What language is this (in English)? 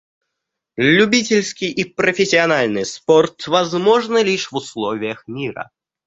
Russian